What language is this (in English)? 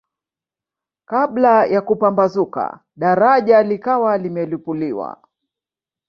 Swahili